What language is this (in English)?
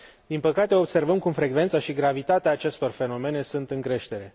Romanian